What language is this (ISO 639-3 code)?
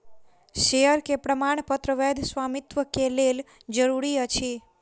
mai